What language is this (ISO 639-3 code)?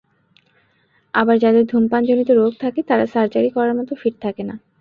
ben